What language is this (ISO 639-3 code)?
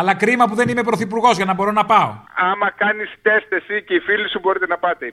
ell